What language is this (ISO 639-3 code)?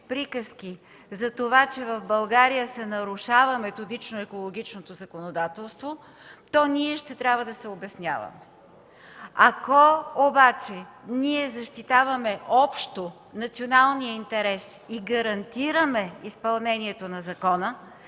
bul